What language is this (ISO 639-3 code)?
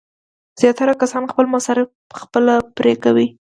pus